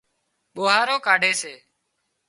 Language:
Wadiyara Koli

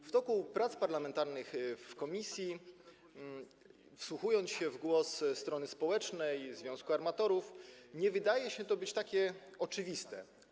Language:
Polish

